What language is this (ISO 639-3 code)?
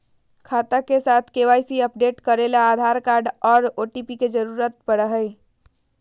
mag